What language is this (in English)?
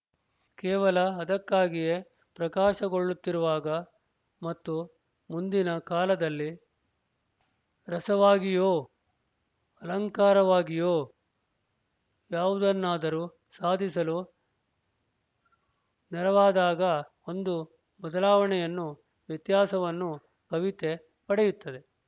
Kannada